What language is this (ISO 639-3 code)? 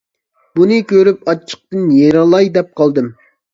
uig